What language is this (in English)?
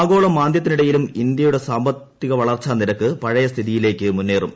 Malayalam